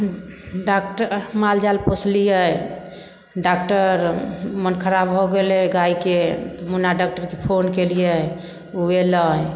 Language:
Maithili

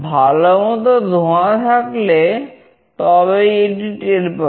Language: Bangla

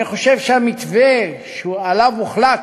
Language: Hebrew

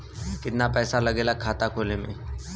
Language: Bhojpuri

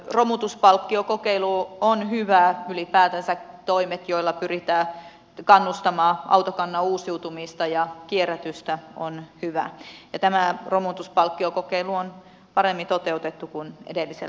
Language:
Finnish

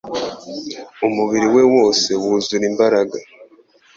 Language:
Kinyarwanda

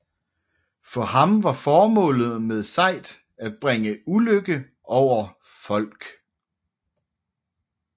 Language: Danish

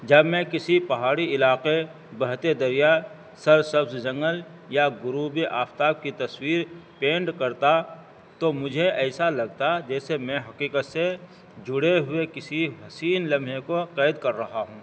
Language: Urdu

